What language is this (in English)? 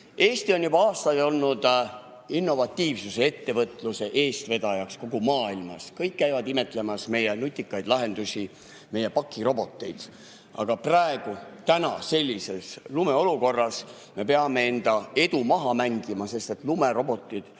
Estonian